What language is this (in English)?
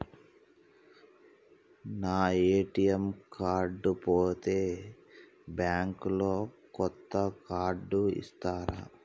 Telugu